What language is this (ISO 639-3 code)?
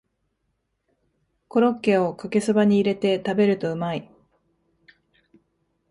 jpn